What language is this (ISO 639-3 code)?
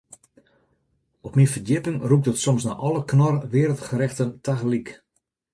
fry